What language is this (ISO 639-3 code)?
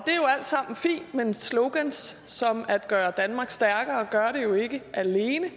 dan